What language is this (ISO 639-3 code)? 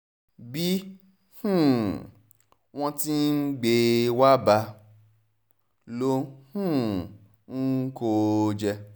yor